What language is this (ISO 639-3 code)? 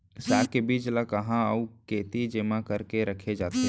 hne